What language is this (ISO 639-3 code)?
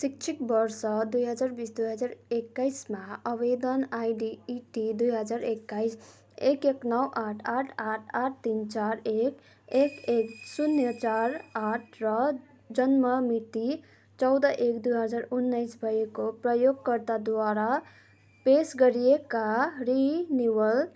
nep